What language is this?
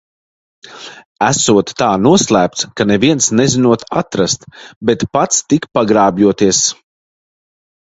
Latvian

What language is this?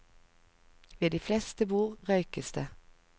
Norwegian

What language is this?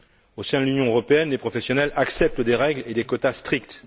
French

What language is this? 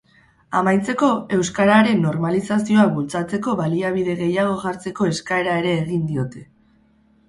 Basque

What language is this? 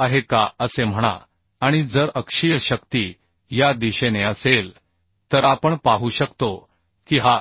Marathi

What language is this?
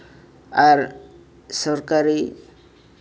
Santali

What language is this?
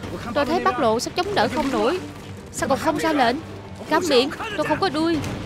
Vietnamese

